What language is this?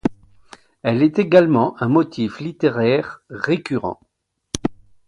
French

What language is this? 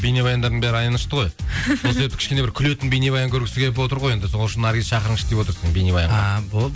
Kazakh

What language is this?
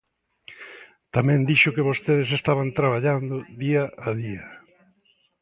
Galician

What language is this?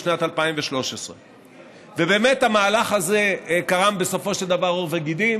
Hebrew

